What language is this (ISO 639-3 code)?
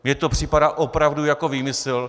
ces